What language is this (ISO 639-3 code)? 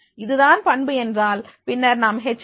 tam